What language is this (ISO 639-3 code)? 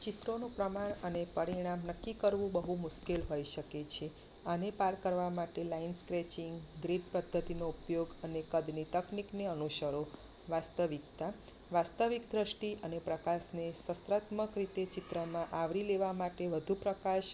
guj